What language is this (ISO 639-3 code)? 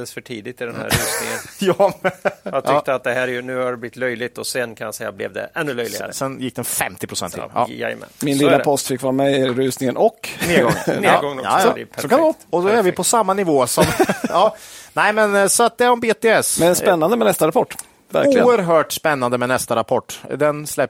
swe